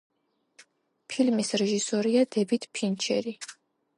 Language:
Georgian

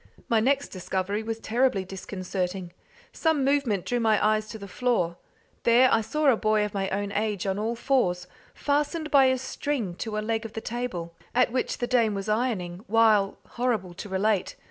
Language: English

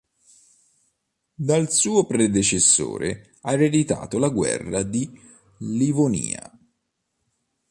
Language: Italian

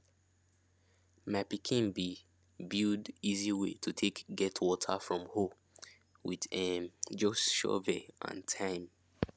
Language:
Nigerian Pidgin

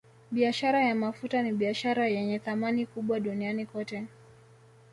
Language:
Swahili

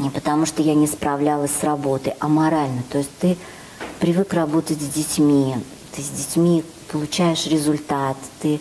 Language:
Russian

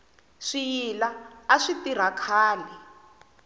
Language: Tsonga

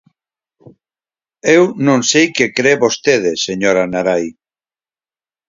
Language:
Galician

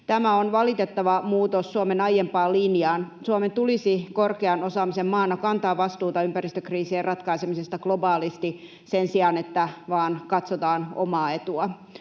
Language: Finnish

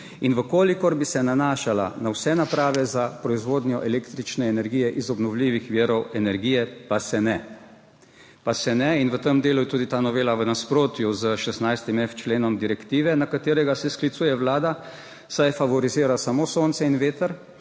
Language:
Slovenian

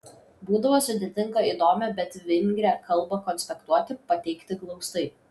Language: Lithuanian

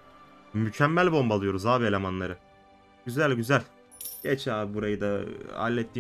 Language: Turkish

